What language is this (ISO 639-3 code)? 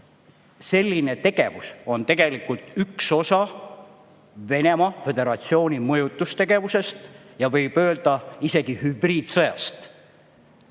est